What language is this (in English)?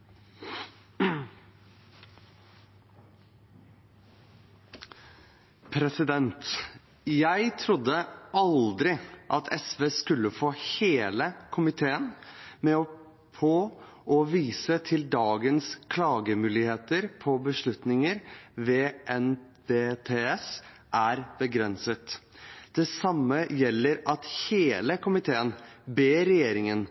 Norwegian